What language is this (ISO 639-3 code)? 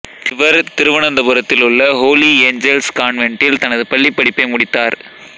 tam